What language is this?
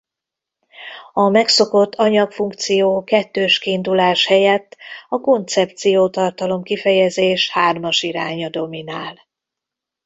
Hungarian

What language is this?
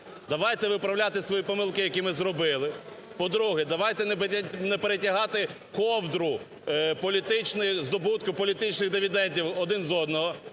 Ukrainian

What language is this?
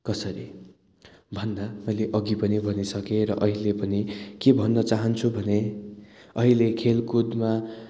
Nepali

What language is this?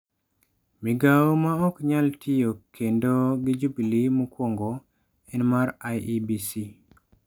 Luo (Kenya and Tanzania)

